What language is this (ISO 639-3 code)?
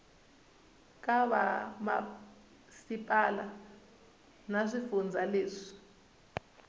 tso